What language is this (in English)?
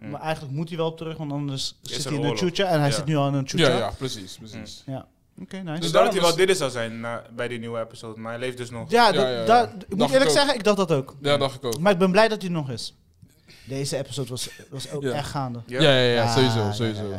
Dutch